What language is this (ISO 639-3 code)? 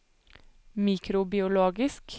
nor